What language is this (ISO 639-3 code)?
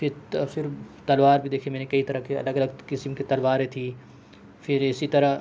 urd